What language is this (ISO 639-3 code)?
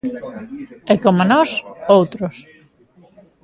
glg